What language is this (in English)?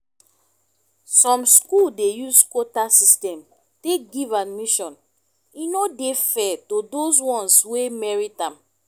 Nigerian Pidgin